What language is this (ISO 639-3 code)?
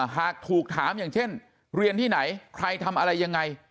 tha